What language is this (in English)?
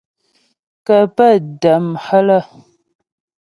Ghomala